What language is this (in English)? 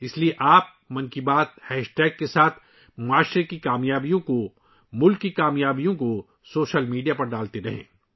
Urdu